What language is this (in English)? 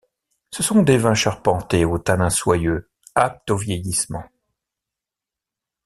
French